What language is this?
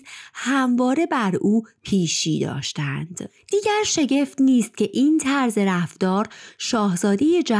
Persian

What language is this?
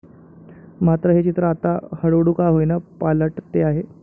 Marathi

